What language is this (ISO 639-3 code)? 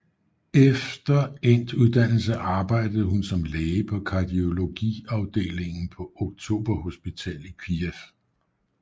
dan